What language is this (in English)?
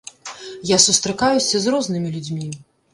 Belarusian